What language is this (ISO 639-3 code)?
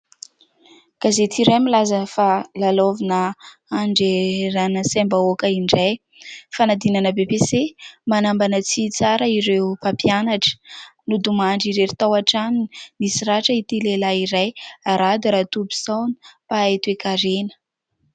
mlg